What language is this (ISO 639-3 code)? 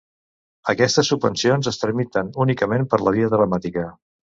cat